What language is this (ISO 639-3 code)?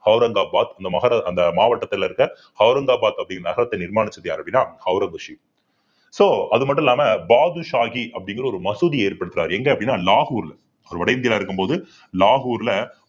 tam